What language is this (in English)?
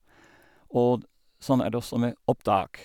Norwegian